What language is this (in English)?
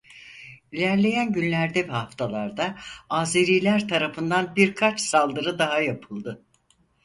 Turkish